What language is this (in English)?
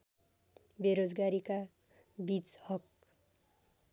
Nepali